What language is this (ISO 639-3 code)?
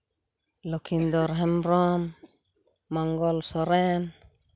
sat